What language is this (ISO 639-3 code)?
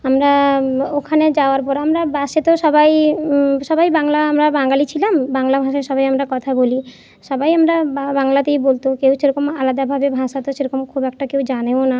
ben